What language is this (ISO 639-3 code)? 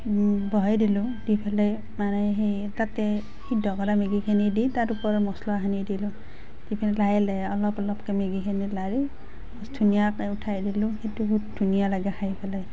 asm